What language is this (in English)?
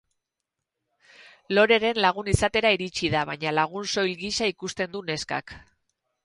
Basque